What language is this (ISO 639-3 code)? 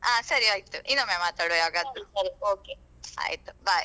kan